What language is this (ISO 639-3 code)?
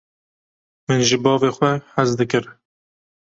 kur